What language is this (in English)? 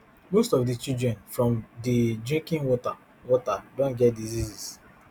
Nigerian Pidgin